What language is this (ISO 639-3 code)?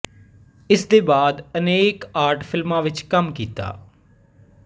pan